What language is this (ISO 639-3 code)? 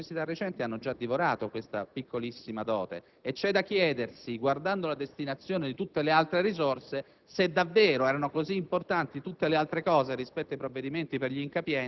ita